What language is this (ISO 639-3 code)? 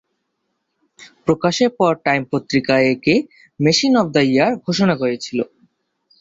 ben